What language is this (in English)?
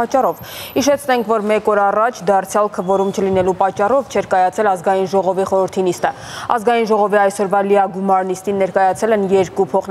Russian